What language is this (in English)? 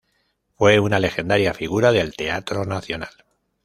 Spanish